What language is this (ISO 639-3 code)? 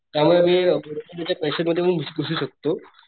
mar